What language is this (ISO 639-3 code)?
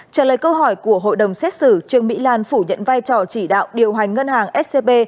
vie